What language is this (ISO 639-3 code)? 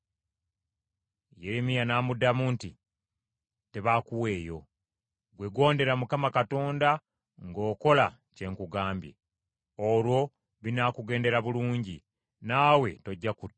lug